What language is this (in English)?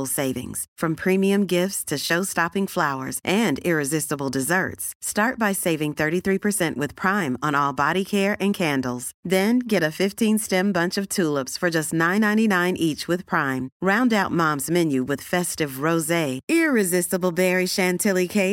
Swedish